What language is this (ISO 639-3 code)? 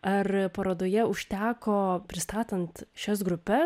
lit